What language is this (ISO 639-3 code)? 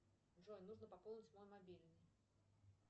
rus